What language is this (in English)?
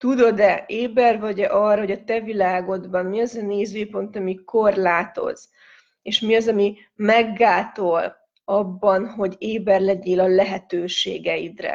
Hungarian